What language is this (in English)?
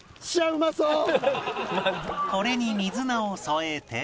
Japanese